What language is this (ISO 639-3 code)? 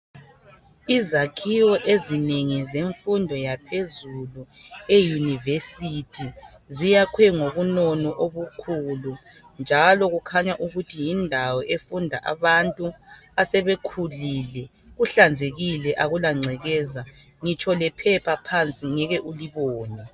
nde